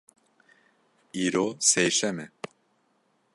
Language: Kurdish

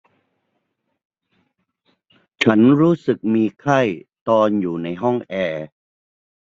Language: Thai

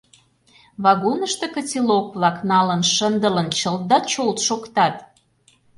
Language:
Mari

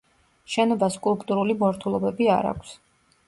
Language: Georgian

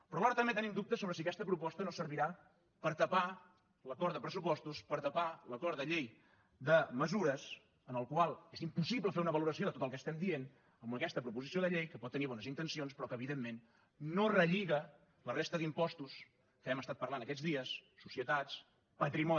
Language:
Catalan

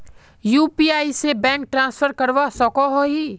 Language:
Magahi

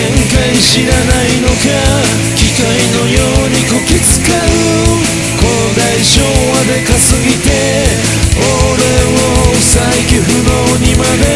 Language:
Japanese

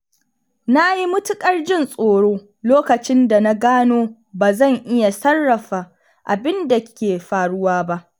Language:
Hausa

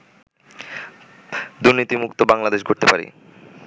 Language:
Bangla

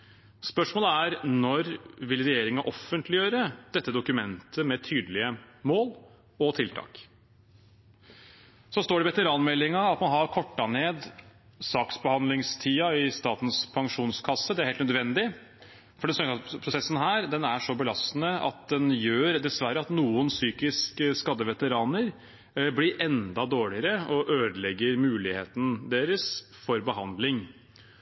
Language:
Norwegian Bokmål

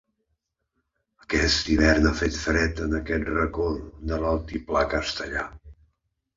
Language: Catalan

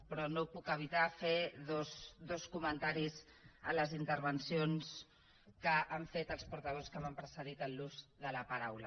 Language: Catalan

